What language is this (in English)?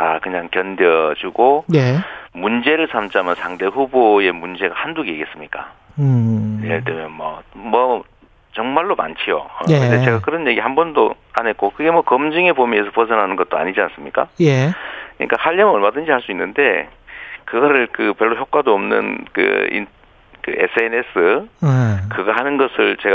Korean